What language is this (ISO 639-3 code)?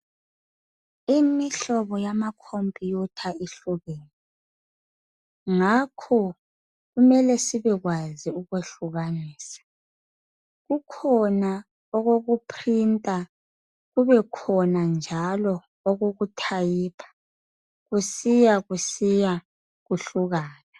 nde